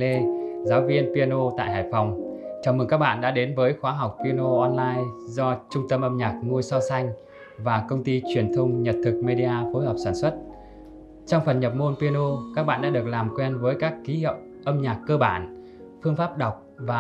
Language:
Vietnamese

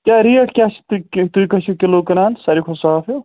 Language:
Kashmiri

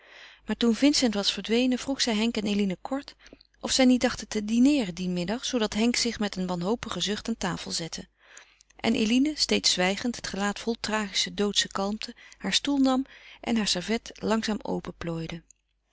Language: Dutch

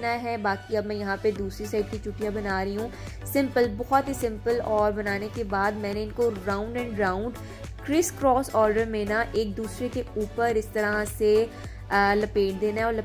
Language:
Hindi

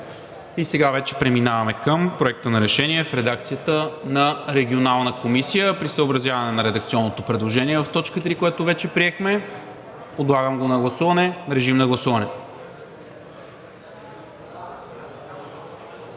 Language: Bulgarian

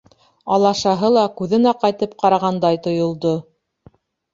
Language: Bashkir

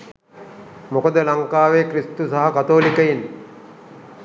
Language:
Sinhala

